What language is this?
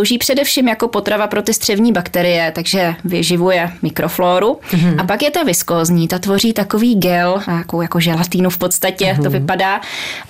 Czech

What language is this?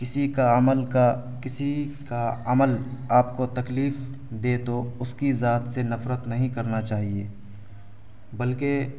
Urdu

